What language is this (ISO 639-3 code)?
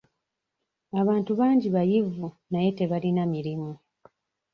lug